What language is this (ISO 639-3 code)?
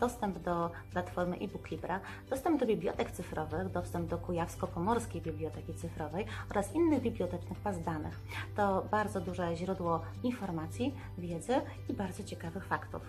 pol